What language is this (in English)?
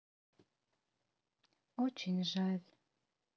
Russian